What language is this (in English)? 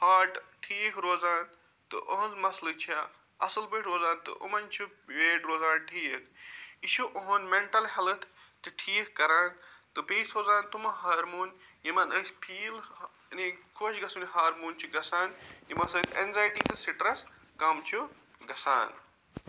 Kashmiri